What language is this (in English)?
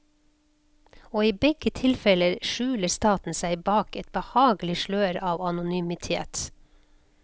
Norwegian